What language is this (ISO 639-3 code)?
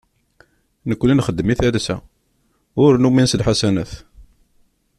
kab